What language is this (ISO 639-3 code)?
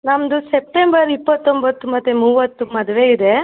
kan